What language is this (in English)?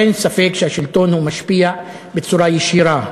Hebrew